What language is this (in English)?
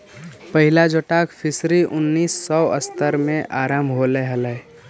Magahi